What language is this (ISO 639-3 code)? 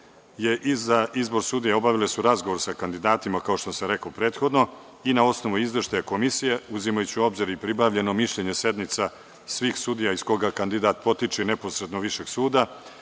srp